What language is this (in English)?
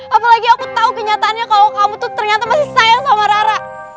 Indonesian